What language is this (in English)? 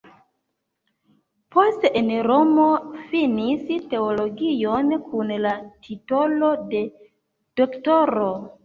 Esperanto